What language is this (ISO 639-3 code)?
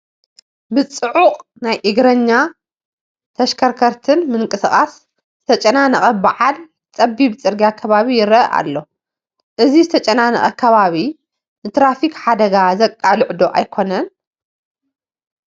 tir